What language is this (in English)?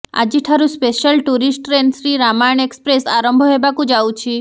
Odia